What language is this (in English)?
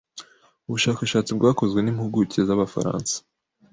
Kinyarwanda